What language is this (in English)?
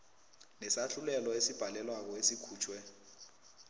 South Ndebele